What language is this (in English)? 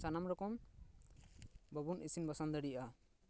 Santali